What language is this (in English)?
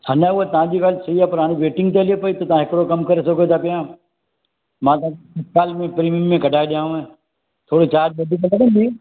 Sindhi